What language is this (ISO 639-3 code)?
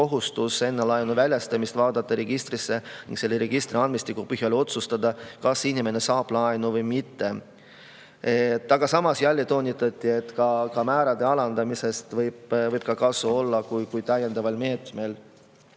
est